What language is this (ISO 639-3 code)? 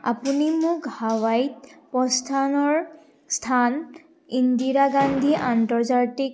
asm